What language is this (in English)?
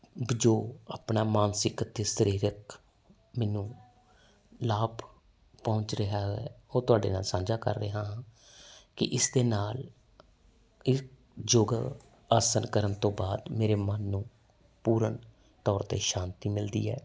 Punjabi